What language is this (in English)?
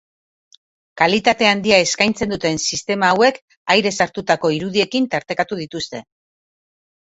Basque